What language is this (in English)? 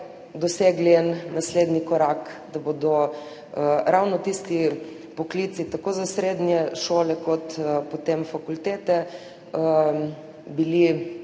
Slovenian